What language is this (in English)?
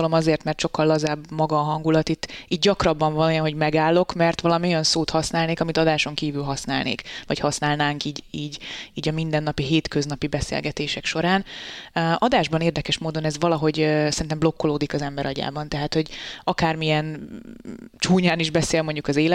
Hungarian